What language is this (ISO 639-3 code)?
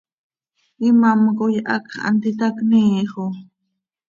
sei